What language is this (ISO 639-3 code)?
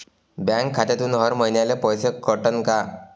mar